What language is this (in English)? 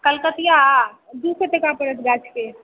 Maithili